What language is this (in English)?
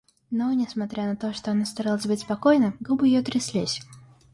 Russian